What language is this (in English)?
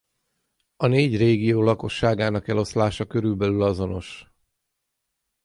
Hungarian